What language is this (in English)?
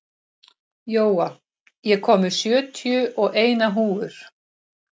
Icelandic